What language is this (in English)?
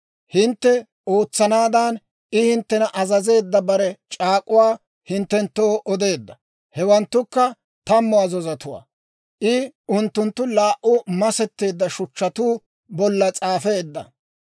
Dawro